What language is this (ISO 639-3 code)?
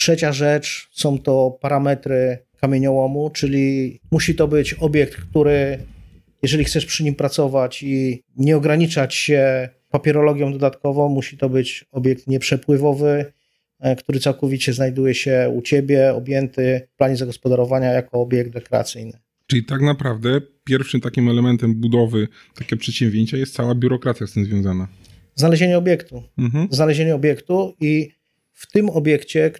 pol